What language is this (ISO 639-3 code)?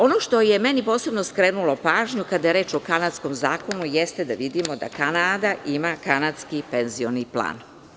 srp